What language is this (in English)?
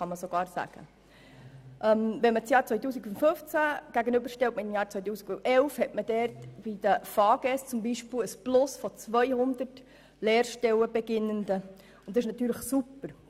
Swiss German